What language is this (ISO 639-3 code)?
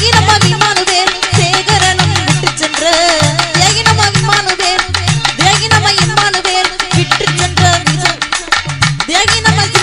ara